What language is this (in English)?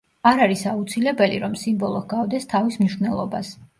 Georgian